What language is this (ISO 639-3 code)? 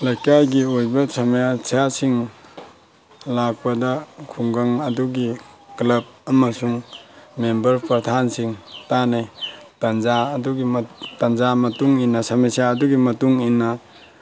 mni